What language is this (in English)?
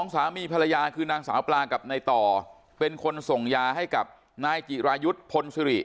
Thai